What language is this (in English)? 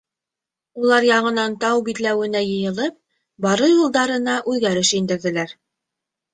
Bashkir